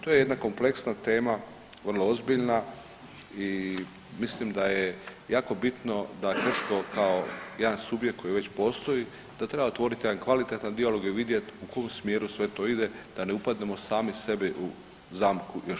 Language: Croatian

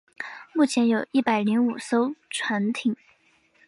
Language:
Chinese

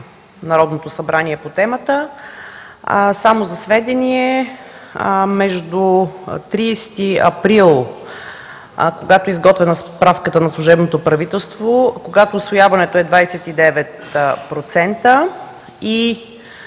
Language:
Bulgarian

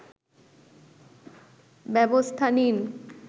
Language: Bangla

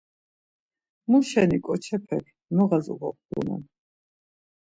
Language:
Laz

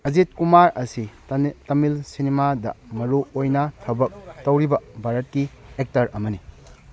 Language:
Manipuri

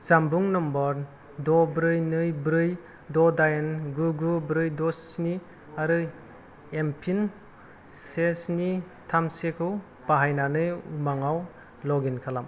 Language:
Bodo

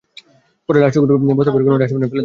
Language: Bangla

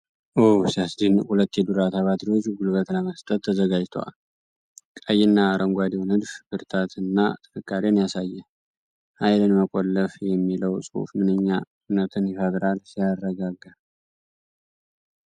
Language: Amharic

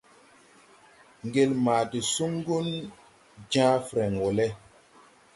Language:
Tupuri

